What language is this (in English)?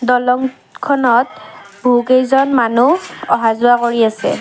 Assamese